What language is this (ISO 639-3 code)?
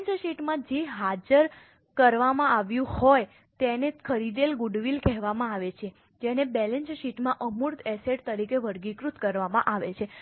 guj